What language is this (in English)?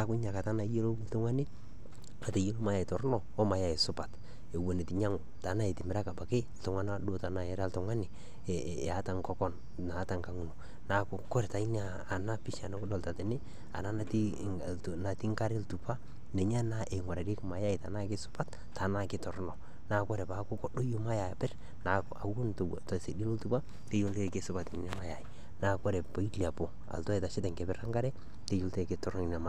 Masai